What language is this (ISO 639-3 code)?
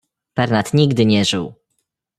pol